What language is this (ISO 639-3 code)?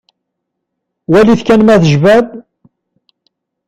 kab